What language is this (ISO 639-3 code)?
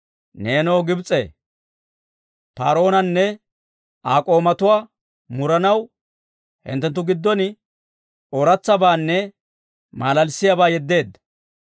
dwr